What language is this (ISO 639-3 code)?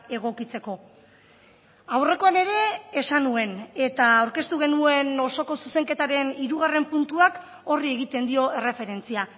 eus